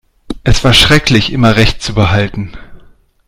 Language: German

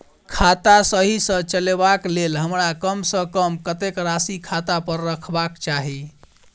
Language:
Maithili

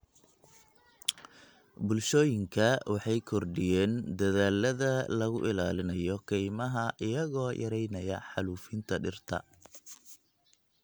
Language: Somali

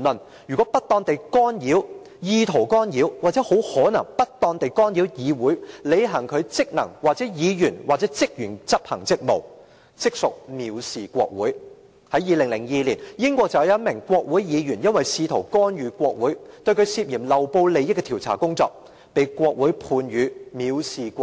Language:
Cantonese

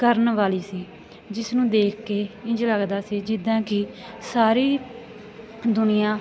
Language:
Punjabi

